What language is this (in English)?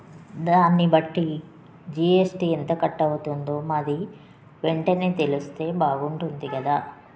Telugu